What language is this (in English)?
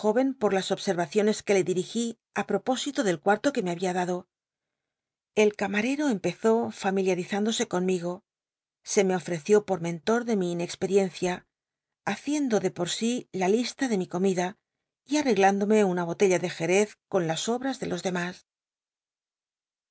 Spanish